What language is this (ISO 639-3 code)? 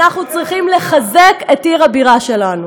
heb